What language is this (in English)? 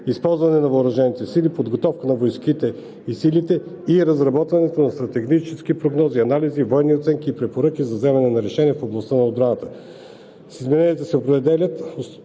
Bulgarian